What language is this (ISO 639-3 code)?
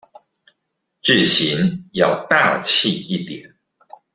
zho